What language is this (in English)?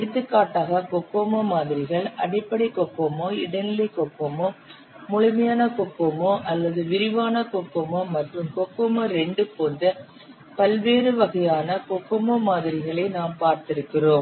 Tamil